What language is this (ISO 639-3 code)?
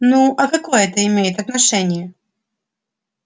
rus